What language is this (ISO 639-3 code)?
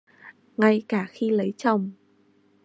vie